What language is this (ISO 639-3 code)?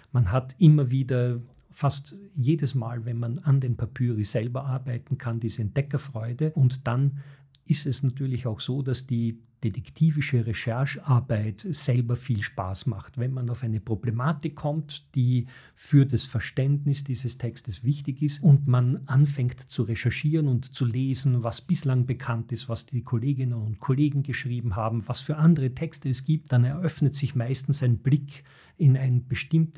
deu